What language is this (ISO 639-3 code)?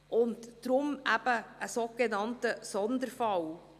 gsw